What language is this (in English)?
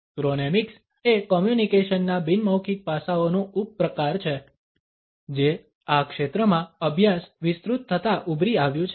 Gujarati